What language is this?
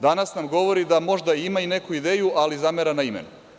Serbian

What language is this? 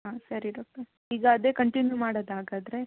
Kannada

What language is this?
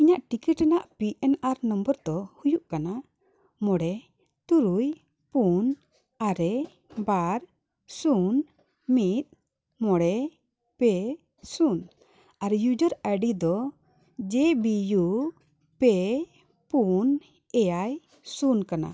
Santali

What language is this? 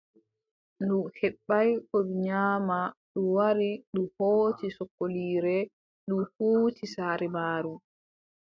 Adamawa Fulfulde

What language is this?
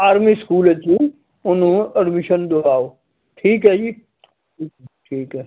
Punjabi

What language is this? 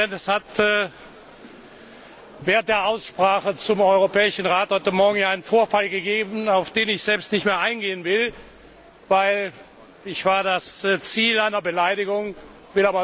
German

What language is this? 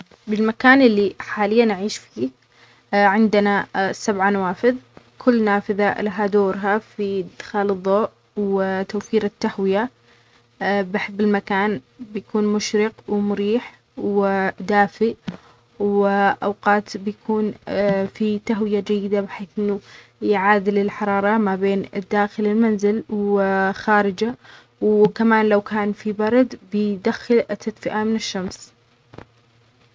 Omani Arabic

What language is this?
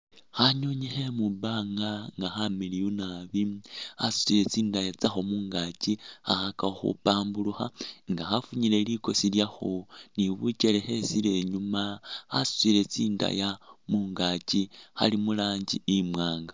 Masaaba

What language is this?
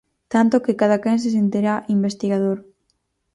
Galician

